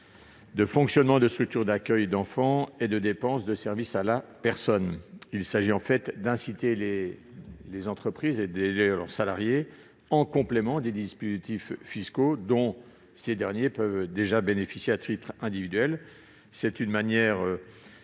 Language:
French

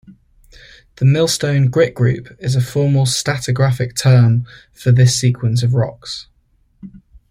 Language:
English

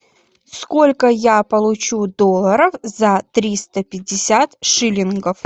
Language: Russian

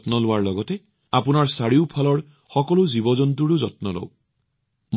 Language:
Assamese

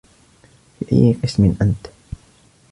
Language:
Arabic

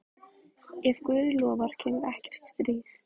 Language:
Icelandic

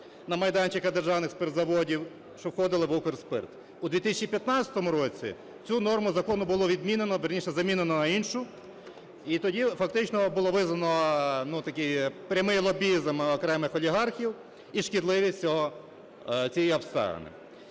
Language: Ukrainian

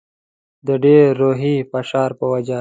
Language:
Pashto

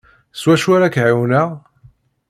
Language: Kabyle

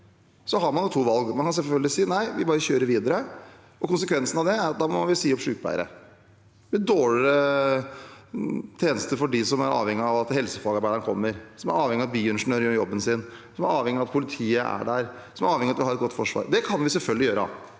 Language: Norwegian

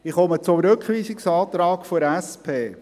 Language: Swiss German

